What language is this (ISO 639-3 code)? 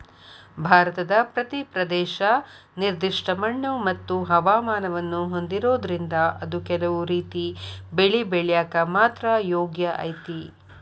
kan